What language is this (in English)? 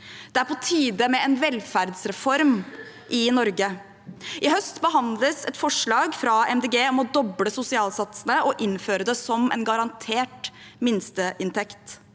Norwegian